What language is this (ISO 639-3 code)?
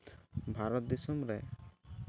sat